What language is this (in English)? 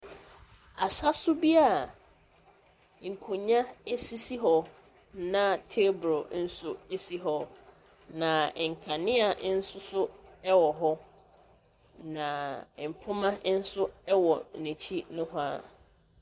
Akan